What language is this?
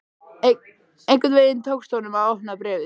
Icelandic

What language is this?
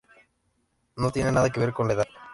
Spanish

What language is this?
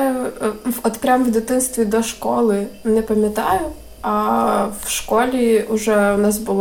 Ukrainian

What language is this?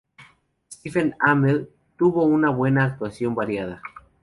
Spanish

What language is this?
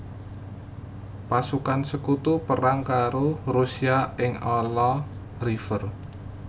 Javanese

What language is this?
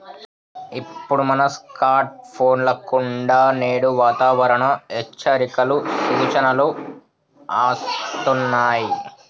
Telugu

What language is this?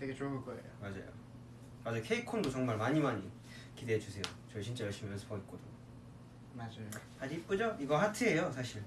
Korean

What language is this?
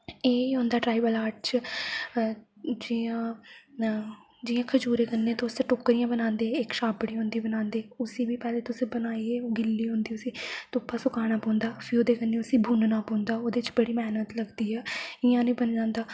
Dogri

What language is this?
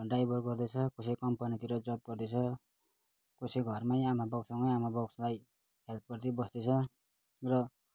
Nepali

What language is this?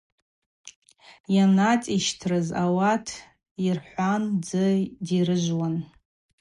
Abaza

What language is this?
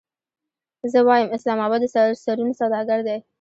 Pashto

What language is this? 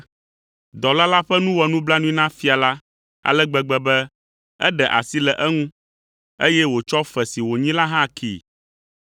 Ewe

